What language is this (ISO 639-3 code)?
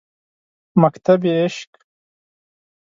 pus